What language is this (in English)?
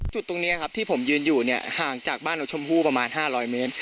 Thai